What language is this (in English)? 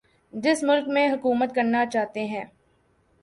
Urdu